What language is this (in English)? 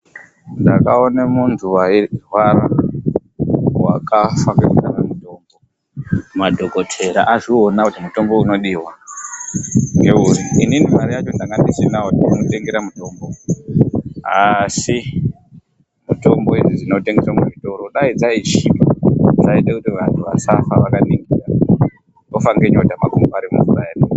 Ndau